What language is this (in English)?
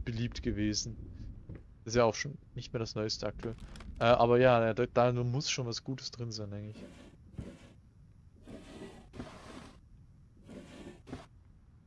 German